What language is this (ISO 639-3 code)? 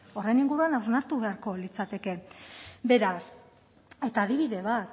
eus